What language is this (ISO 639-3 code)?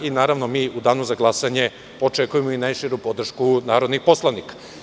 srp